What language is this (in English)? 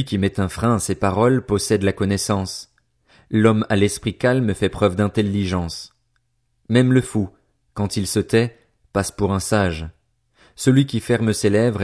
French